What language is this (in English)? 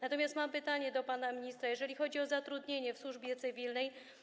Polish